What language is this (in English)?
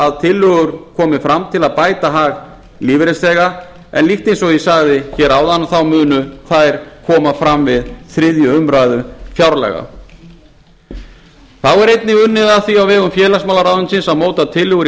Icelandic